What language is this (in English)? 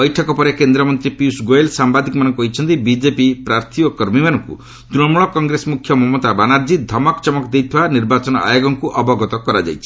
Odia